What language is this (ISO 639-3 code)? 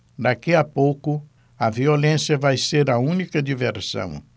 por